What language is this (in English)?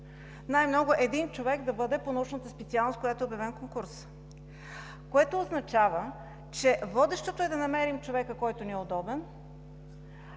Bulgarian